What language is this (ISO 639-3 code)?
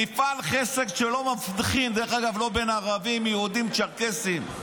heb